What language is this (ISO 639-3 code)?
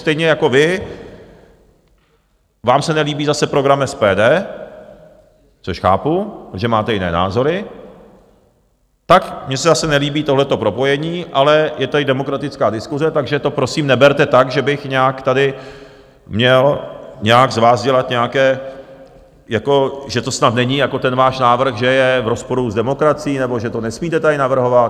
ces